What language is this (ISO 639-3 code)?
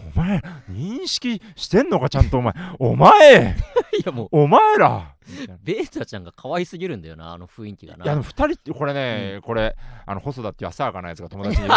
jpn